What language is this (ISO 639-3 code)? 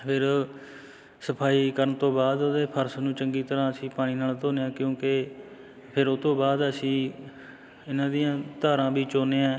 pan